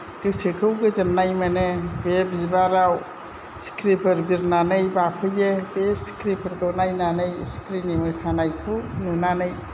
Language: Bodo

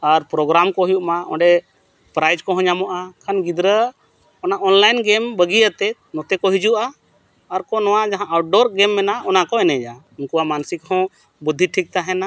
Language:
Santali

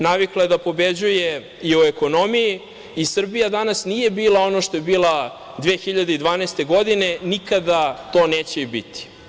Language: Serbian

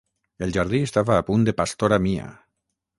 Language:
Catalan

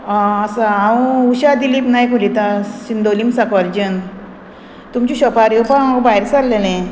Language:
Konkani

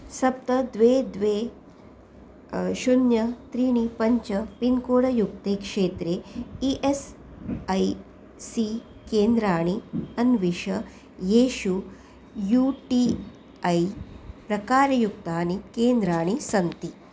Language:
Sanskrit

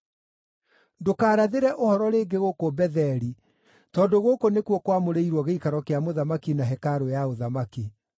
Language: Kikuyu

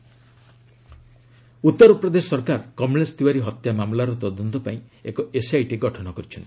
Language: Odia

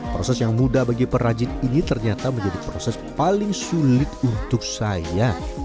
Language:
Indonesian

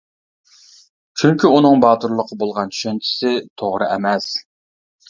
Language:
Uyghur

